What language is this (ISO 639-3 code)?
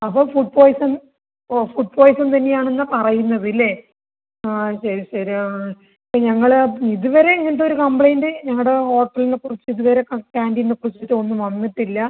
mal